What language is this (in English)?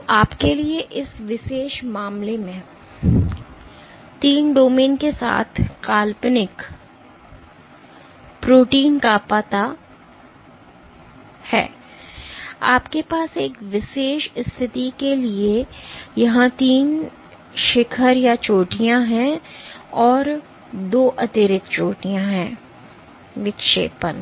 Hindi